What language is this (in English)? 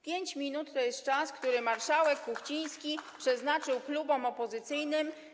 Polish